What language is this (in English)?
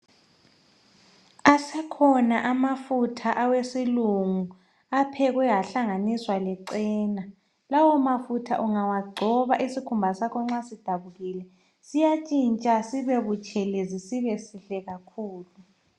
North Ndebele